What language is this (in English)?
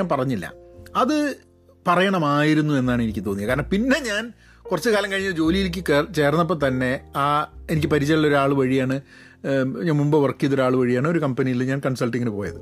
Malayalam